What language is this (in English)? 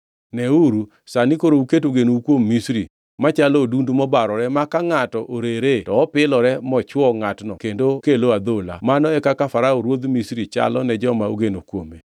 Luo (Kenya and Tanzania)